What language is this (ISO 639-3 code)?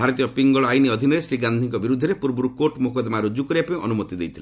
ori